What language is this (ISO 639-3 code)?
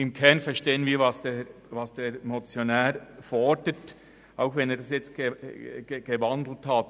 gsw